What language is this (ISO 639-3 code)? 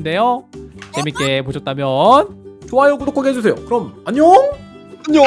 kor